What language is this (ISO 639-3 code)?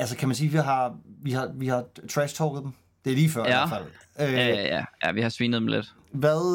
dan